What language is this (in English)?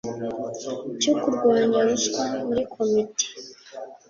Kinyarwanda